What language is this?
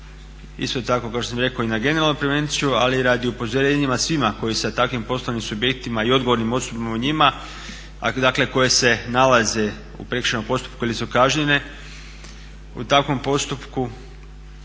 Croatian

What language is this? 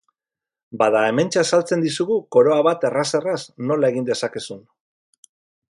Basque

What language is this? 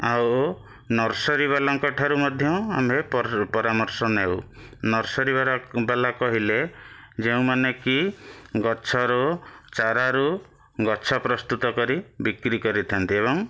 Odia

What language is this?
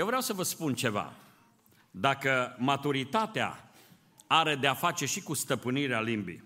Romanian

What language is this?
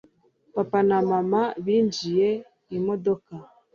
Kinyarwanda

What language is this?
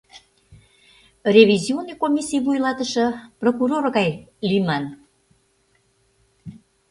Mari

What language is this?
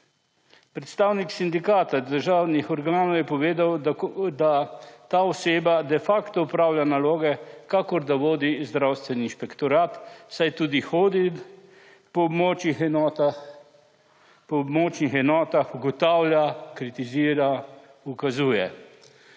Slovenian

